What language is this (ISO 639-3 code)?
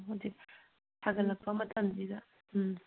mni